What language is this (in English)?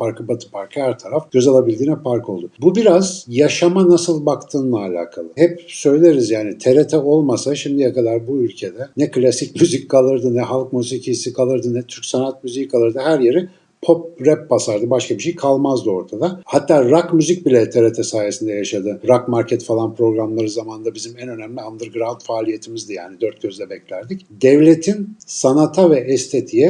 Turkish